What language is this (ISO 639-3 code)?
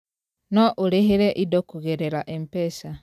kik